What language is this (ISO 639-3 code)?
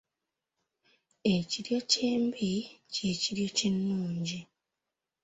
lug